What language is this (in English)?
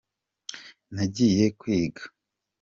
Kinyarwanda